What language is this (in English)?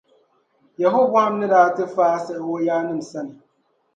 Dagbani